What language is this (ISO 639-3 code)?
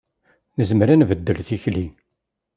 kab